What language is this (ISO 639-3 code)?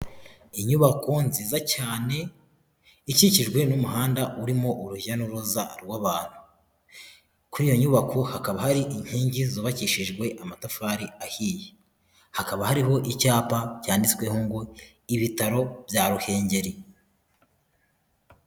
kin